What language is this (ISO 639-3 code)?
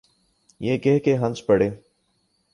urd